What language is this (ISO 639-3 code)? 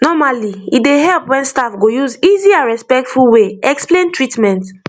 pcm